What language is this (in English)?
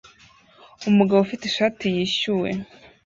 Kinyarwanda